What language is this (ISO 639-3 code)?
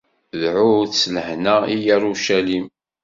kab